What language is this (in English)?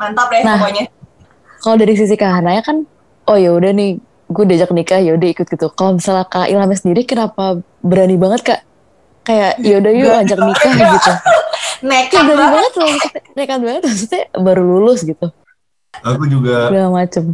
Indonesian